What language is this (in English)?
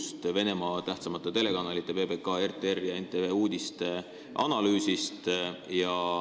Estonian